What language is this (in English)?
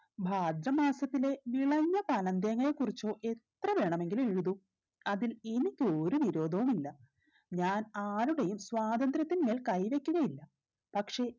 Malayalam